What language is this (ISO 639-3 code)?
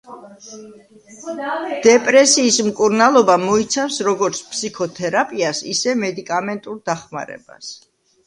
kat